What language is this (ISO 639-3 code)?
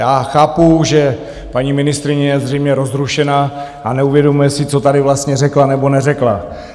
ces